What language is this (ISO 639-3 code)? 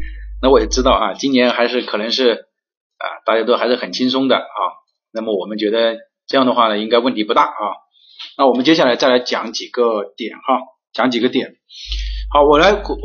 zho